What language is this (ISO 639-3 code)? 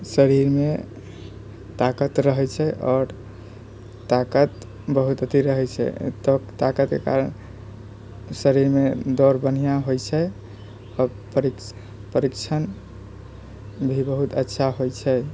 mai